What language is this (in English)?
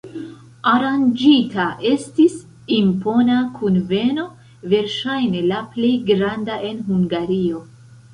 Esperanto